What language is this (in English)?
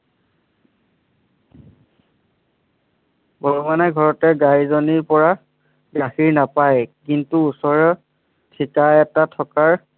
Assamese